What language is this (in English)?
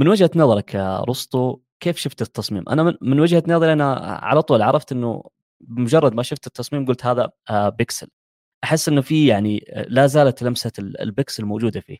Arabic